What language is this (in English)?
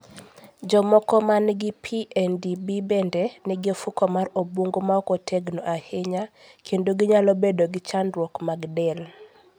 Luo (Kenya and Tanzania)